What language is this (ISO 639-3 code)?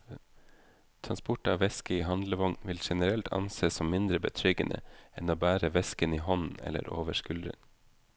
nor